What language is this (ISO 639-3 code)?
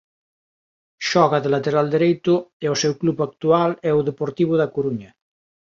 glg